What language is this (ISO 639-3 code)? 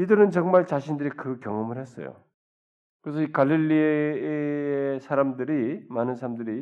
kor